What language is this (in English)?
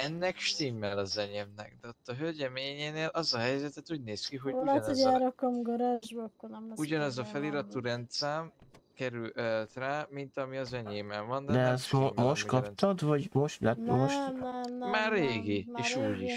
Hungarian